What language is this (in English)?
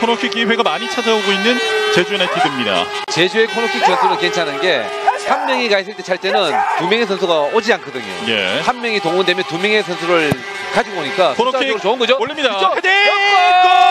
Korean